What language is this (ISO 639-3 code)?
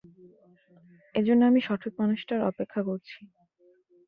ben